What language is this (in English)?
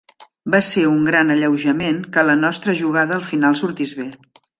Catalan